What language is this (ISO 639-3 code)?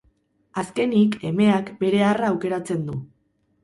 eus